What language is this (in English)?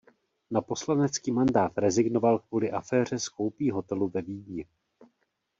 Czech